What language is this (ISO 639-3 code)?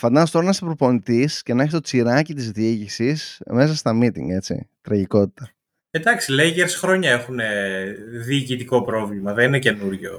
ell